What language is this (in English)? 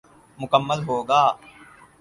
Urdu